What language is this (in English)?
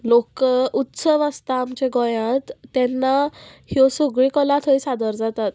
Konkani